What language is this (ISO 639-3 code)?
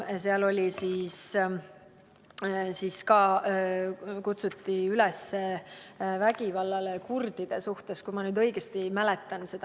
est